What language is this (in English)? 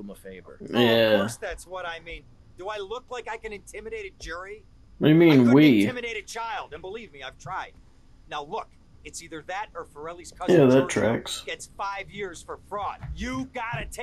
English